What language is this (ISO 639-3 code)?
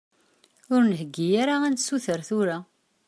kab